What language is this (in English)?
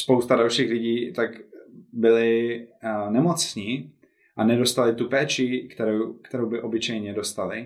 Czech